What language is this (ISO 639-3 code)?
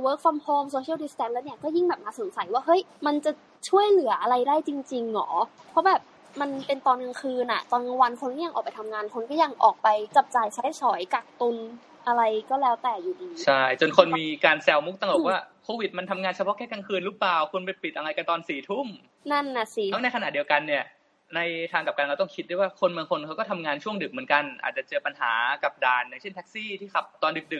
tha